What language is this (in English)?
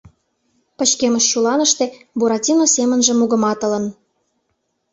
Mari